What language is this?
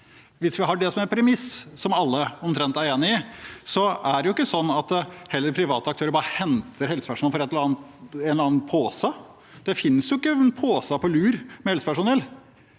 Norwegian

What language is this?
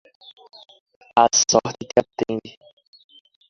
Portuguese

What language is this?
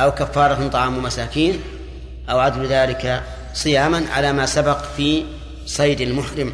Arabic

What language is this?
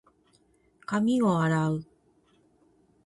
Japanese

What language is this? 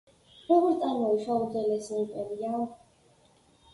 Georgian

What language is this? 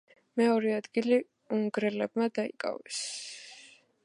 Georgian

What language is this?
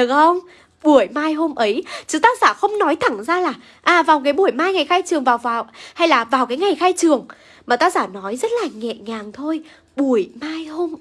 Vietnamese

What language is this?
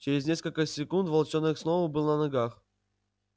Russian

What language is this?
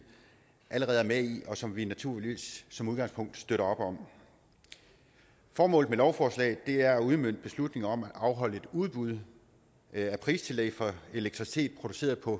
Danish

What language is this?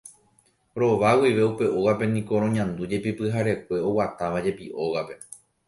Guarani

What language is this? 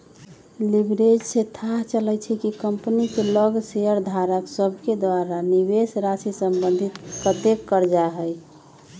Magahi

